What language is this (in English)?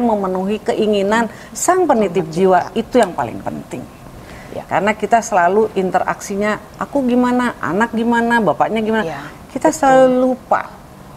Indonesian